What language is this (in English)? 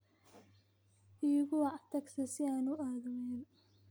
Somali